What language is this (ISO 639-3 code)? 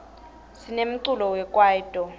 ssw